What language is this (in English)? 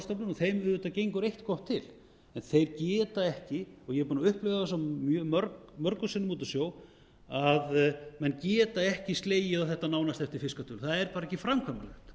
Icelandic